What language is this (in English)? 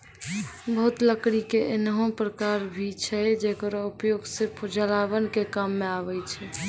Maithili